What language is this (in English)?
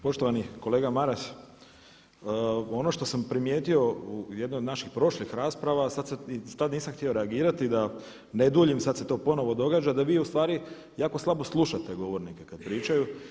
Croatian